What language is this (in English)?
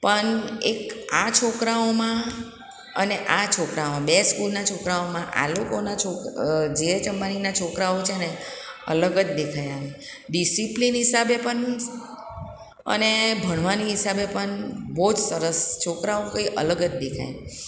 Gujarati